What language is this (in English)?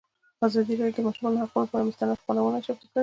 Pashto